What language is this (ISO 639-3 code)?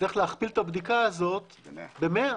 heb